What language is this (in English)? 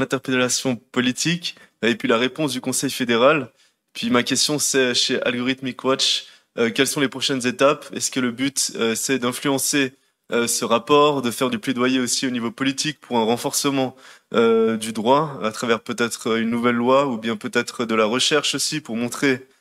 German